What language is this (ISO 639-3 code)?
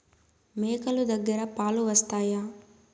tel